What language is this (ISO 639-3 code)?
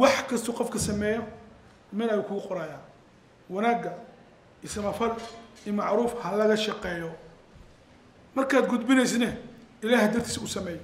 ara